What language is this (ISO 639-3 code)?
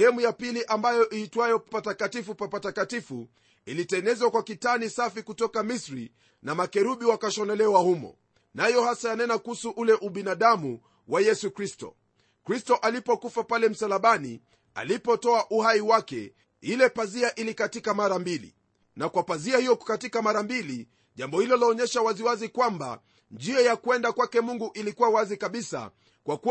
swa